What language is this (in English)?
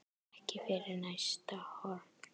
Icelandic